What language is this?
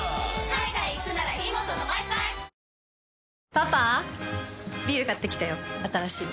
Japanese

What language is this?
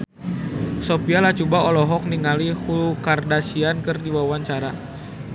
Sundanese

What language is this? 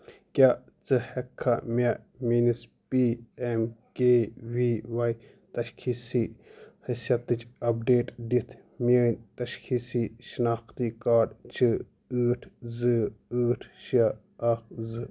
Kashmiri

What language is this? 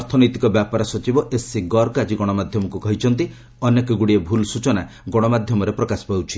Odia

